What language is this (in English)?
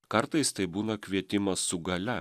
Lithuanian